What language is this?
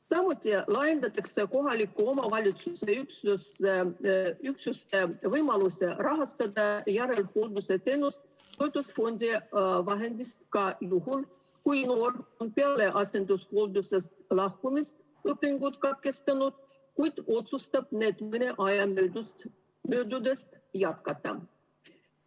Estonian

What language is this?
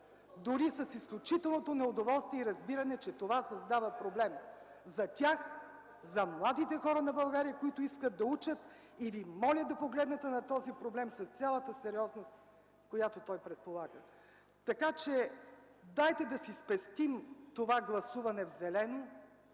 Bulgarian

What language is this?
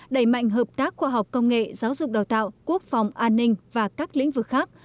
Vietnamese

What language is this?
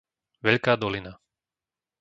Slovak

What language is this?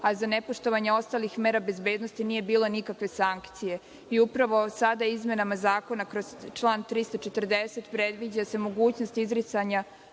Serbian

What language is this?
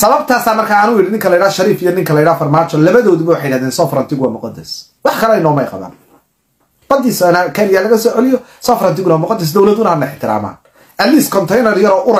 Arabic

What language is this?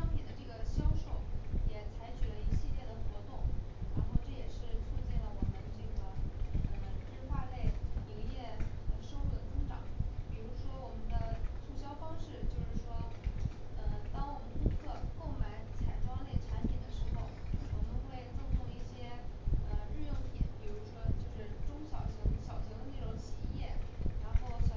Chinese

